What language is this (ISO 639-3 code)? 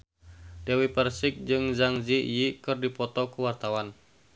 sun